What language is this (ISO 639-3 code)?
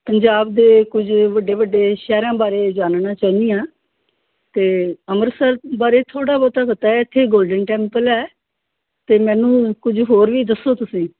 pan